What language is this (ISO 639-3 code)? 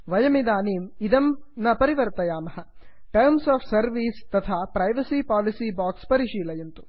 san